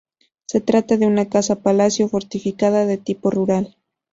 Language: Spanish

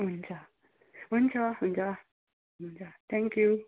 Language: Nepali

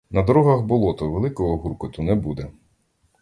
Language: Ukrainian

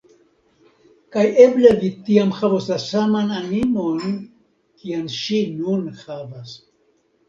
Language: Esperanto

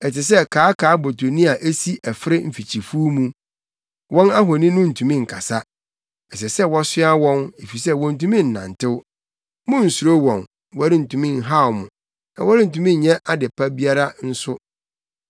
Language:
Akan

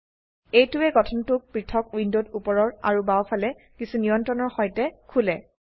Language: Assamese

